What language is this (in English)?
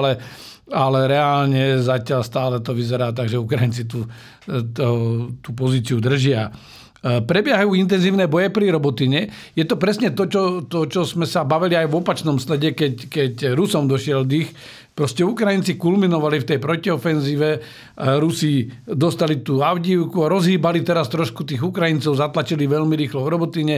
Slovak